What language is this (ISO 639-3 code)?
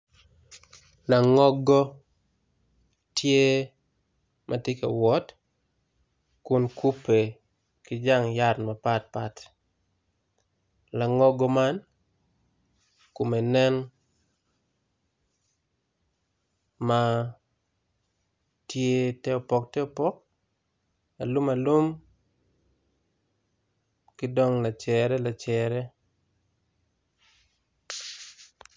ach